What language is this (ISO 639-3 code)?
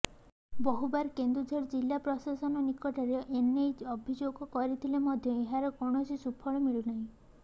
ori